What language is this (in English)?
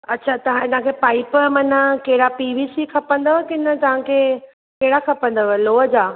Sindhi